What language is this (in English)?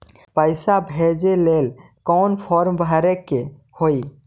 Magahi